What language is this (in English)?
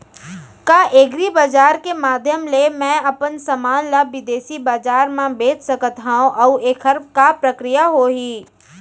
Chhattisgarhi